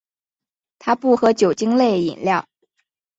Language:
Chinese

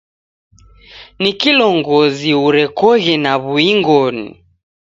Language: Taita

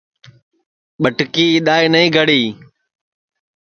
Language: Sansi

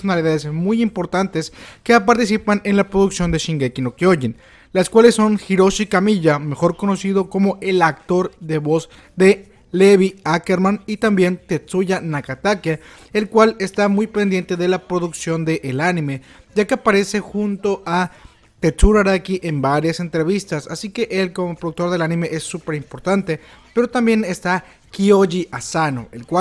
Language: Spanish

